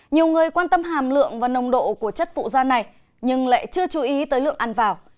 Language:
Vietnamese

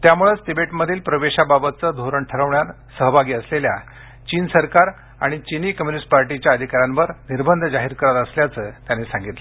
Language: Marathi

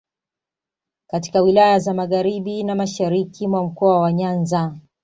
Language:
Swahili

